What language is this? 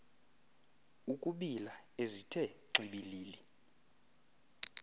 Xhosa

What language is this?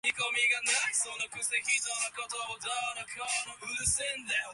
Japanese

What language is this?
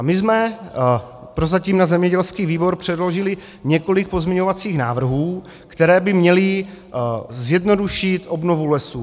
Czech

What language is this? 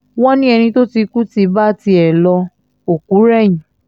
Yoruba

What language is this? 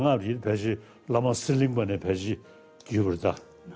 Indonesian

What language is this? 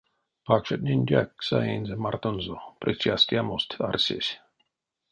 Erzya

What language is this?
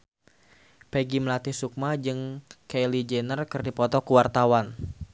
Sundanese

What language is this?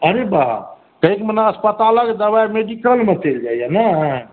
Maithili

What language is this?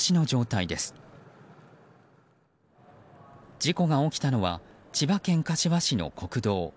Japanese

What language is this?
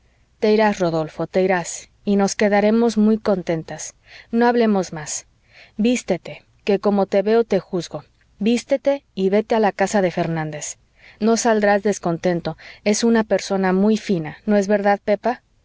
Spanish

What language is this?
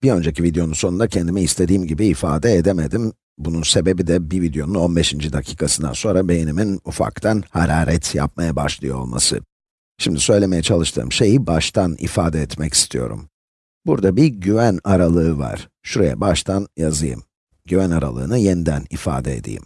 Turkish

